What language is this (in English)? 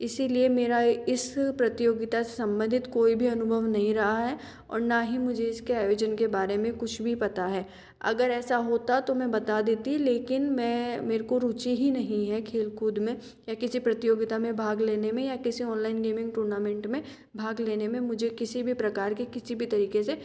Hindi